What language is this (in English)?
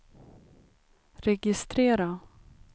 Swedish